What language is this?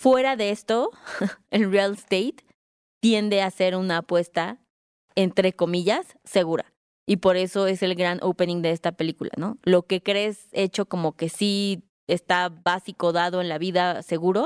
Spanish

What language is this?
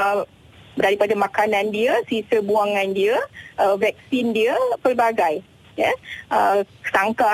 Malay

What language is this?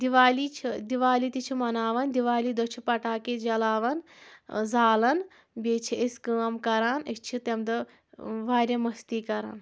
Kashmiri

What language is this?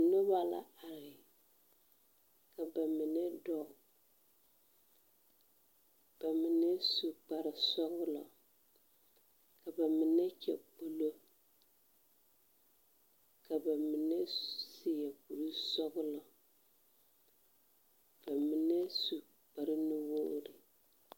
Southern Dagaare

